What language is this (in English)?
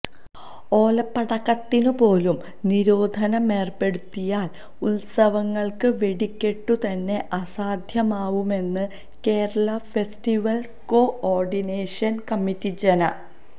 Malayalam